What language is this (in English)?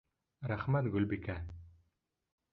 Bashkir